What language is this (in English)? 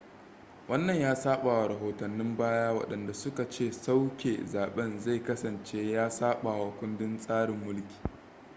Hausa